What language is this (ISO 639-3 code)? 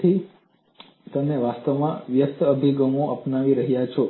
guj